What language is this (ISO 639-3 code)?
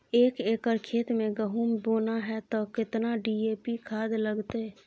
mai